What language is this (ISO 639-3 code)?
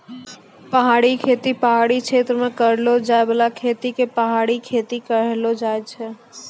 mai